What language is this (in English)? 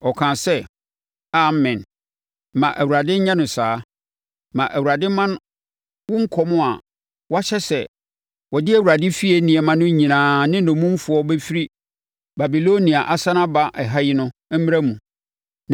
Akan